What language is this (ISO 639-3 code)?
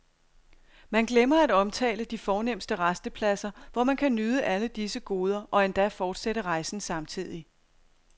dan